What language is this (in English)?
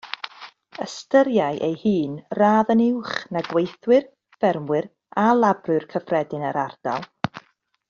Welsh